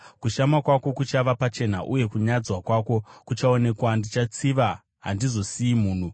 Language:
Shona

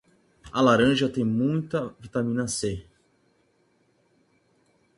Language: Portuguese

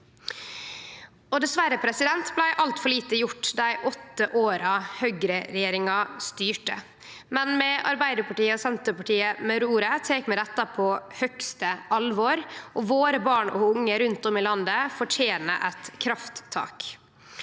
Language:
Norwegian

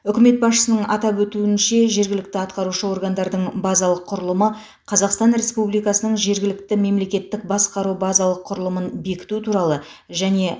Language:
Kazakh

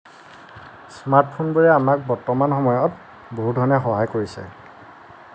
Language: Assamese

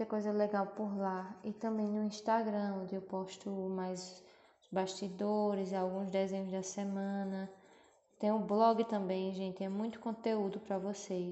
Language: Portuguese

